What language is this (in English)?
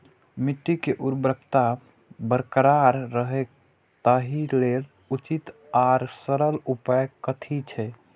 Maithili